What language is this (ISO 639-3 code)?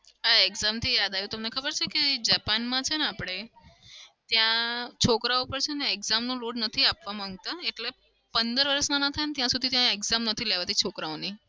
guj